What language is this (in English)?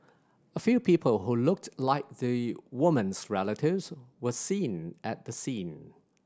English